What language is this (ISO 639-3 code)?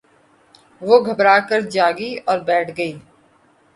urd